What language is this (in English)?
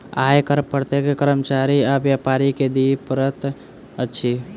Maithili